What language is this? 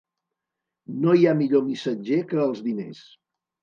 Catalan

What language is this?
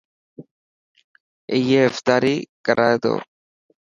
Dhatki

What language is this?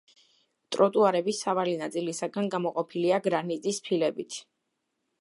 Georgian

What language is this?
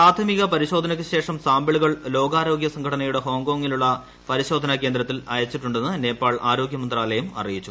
Malayalam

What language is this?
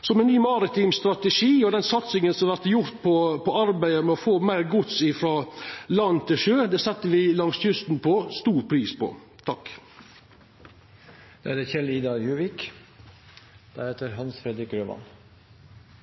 Norwegian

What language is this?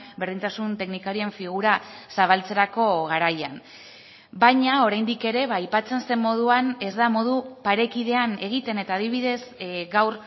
Basque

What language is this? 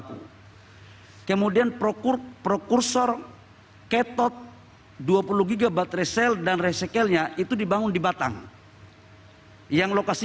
Indonesian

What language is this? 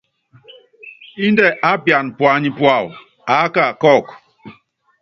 Yangben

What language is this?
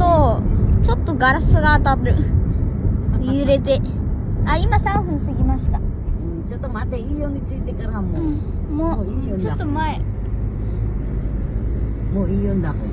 Japanese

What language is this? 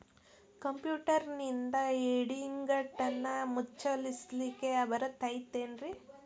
Kannada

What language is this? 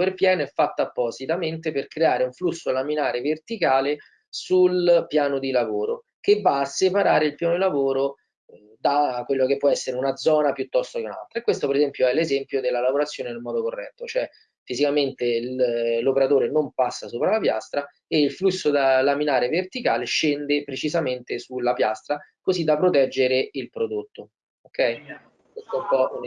Italian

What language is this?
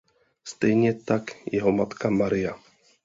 Czech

